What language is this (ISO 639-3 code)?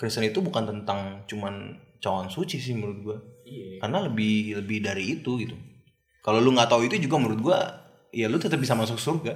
ind